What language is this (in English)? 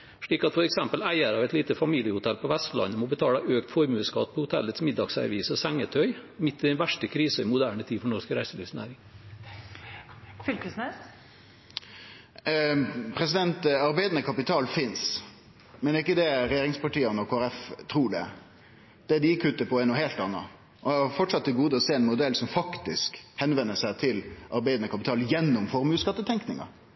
Norwegian